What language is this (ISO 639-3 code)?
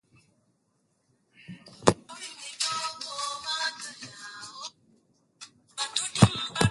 swa